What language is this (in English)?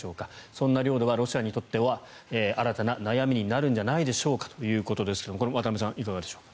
Japanese